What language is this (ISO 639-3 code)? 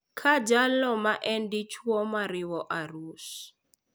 luo